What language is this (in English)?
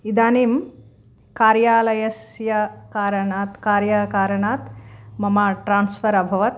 Sanskrit